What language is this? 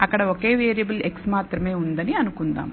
Telugu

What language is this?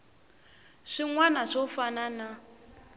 Tsonga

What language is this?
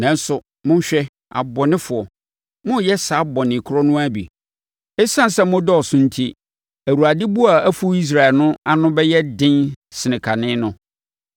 Akan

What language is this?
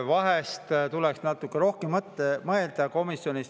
Estonian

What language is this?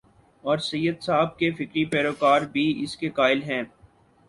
Urdu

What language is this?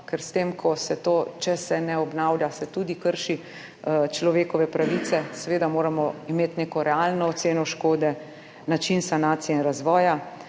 Slovenian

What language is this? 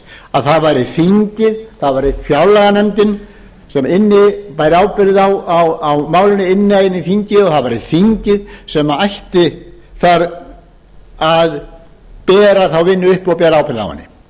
Icelandic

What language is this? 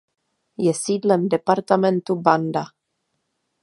Czech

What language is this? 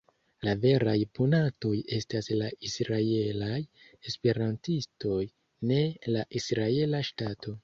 Esperanto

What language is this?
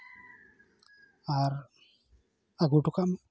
Santali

